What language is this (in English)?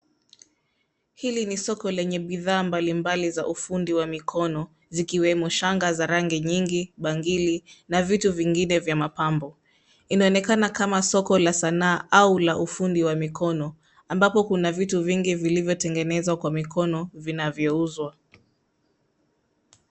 Swahili